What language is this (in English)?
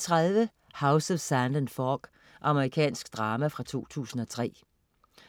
Danish